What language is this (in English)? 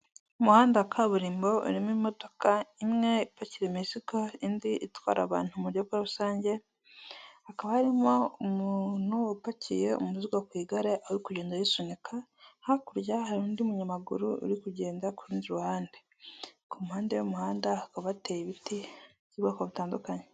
Kinyarwanda